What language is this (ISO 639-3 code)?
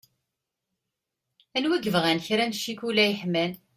kab